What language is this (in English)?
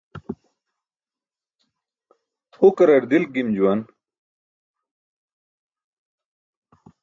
Burushaski